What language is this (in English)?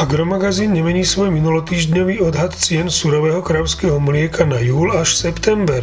Slovak